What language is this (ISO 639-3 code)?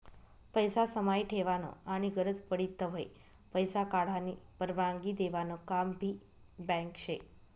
mar